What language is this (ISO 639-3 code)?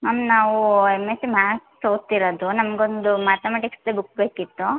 kan